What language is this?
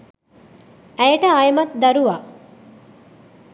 Sinhala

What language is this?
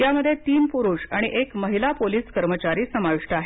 Marathi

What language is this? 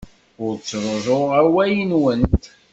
Kabyle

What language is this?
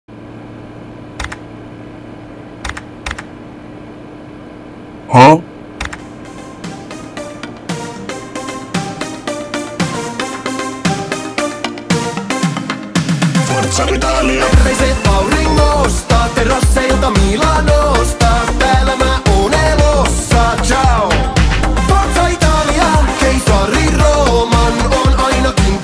Italian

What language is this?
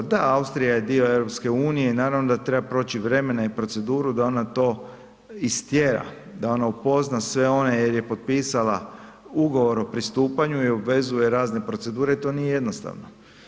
Croatian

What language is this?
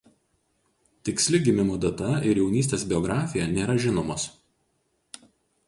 Lithuanian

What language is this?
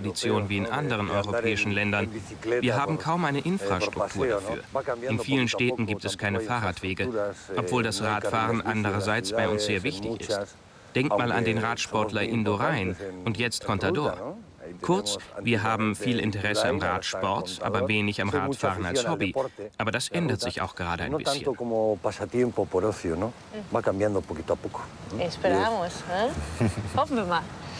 German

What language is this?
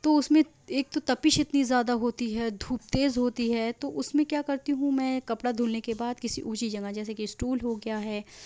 Urdu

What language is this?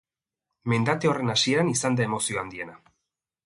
Basque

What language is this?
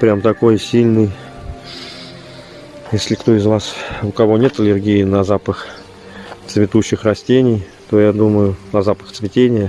Russian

